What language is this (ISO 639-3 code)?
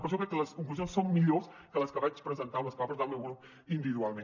cat